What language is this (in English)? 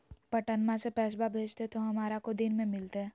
Magahi